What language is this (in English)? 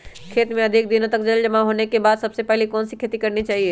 Magahi